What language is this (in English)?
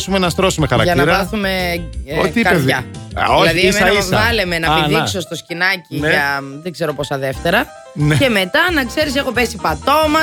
Greek